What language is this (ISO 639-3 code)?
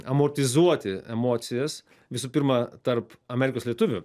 lit